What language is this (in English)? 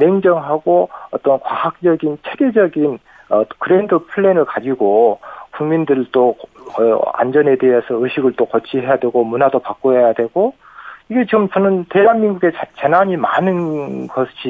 Korean